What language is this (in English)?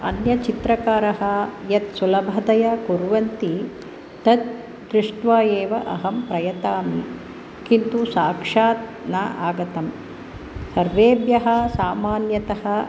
Sanskrit